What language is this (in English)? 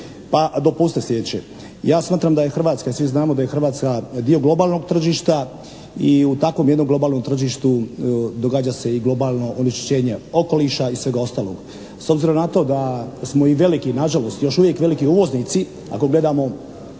Croatian